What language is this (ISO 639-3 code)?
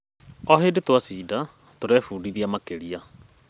kik